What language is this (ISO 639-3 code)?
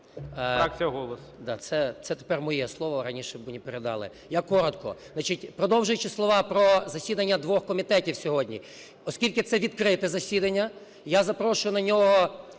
ukr